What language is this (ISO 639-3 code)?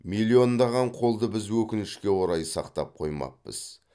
kaz